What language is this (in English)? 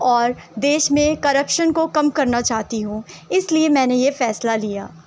Urdu